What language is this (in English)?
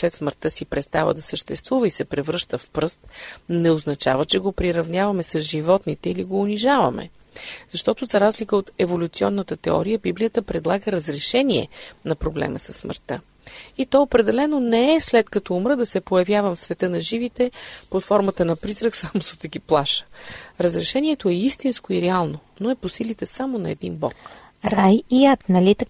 Bulgarian